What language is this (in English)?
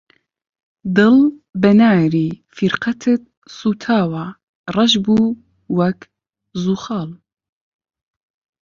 Central Kurdish